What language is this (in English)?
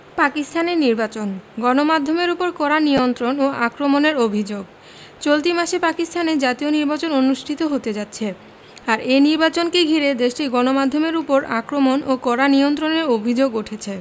Bangla